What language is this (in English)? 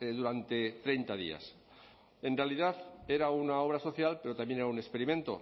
Spanish